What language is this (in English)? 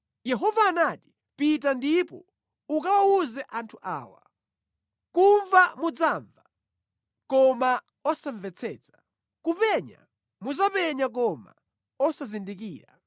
Nyanja